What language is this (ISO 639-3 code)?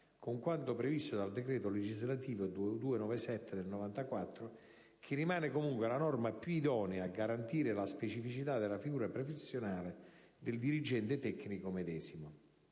ita